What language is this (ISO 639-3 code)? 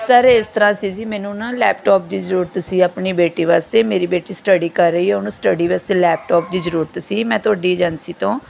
pan